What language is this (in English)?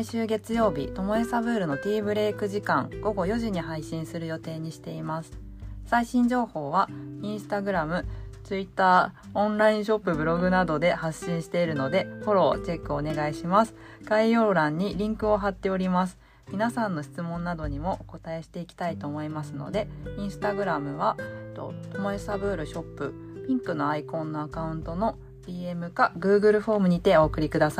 Japanese